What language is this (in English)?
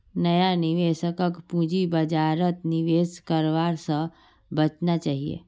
Magahi